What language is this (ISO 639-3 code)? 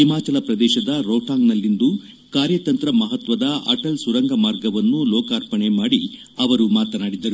kan